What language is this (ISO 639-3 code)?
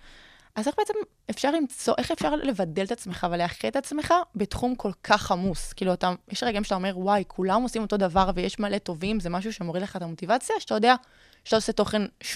heb